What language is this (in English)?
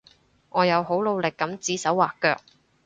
Cantonese